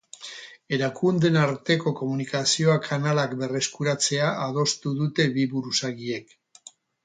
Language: Basque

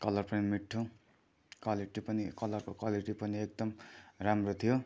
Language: Nepali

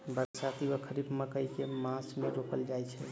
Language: Maithili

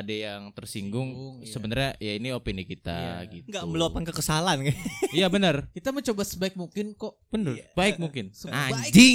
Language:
Indonesian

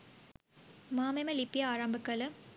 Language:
Sinhala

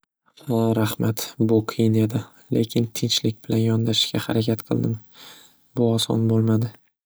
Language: Uzbek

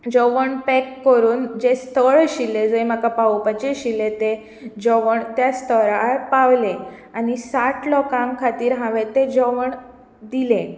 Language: Konkani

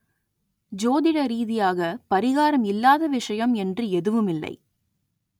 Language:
Tamil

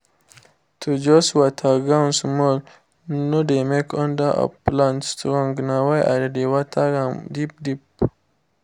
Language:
Nigerian Pidgin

